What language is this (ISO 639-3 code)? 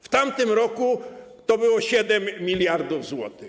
pol